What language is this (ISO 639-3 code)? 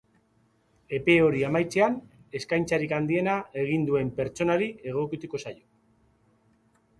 eus